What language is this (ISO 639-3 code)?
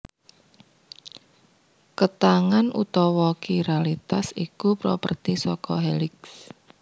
jav